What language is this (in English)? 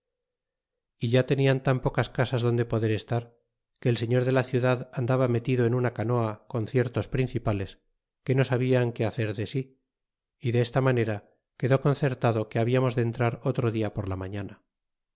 Spanish